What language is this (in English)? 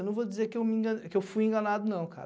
Portuguese